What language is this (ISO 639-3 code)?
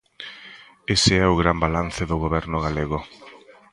glg